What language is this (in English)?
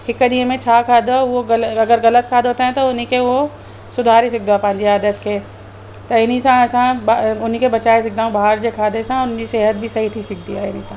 Sindhi